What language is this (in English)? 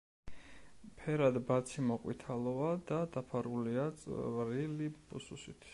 Georgian